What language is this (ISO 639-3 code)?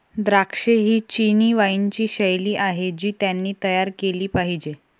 mar